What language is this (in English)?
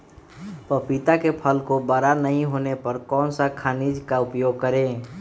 Magahi